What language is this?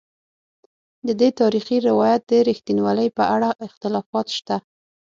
Pashto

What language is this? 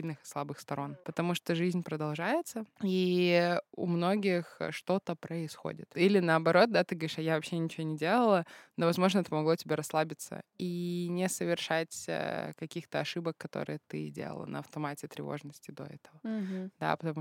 Russian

